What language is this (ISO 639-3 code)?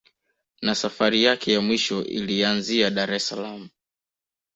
swa